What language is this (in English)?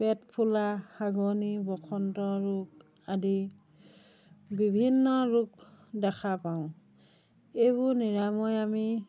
Assamese